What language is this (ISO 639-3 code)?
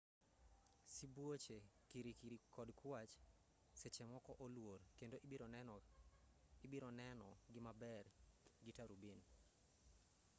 luo